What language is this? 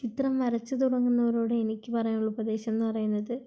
Malayalam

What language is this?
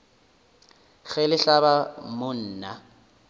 Northern Sotho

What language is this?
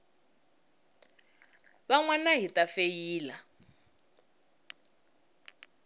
Tsonga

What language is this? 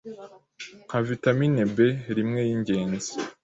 Kinyarwanda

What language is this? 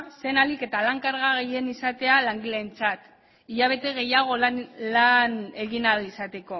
Basque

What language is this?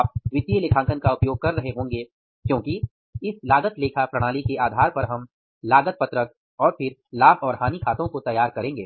Hindi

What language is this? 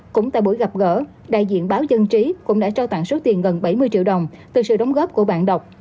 Vietnamese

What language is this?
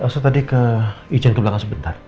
Indonesian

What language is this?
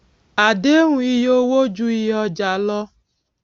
Yoruba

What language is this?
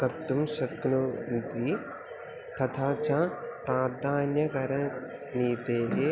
Sanskrit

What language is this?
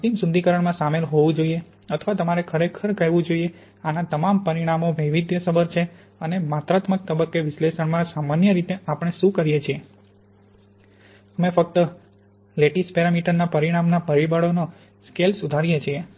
Gujarati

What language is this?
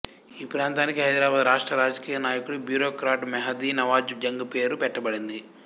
Telugu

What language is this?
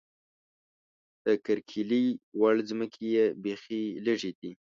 Pashto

